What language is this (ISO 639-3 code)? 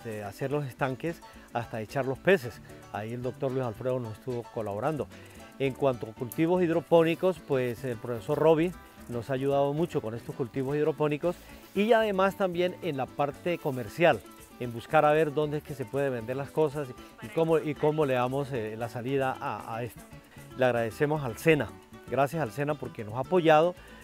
spa